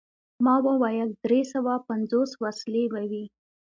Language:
Pashto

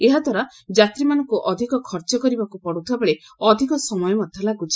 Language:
Odia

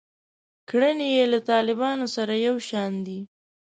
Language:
Pashto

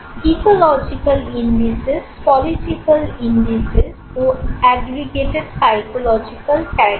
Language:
Bangla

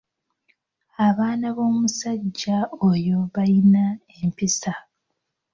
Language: Ganda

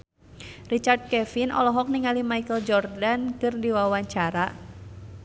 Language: Sundanese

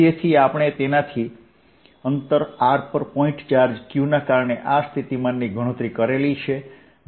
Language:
Gujarati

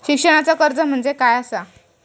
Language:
Marathi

